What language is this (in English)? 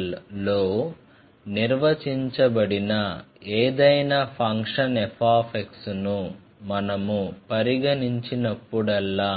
Telugu